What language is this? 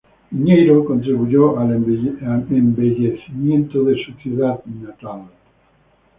Spanish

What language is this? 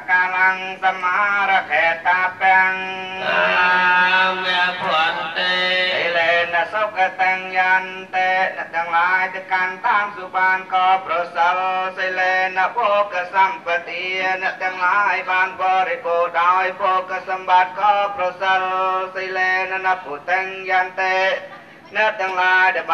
Thai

